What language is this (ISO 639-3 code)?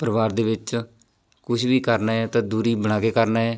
pan